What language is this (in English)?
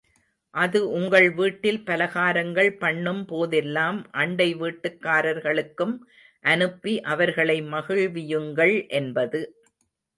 Tamil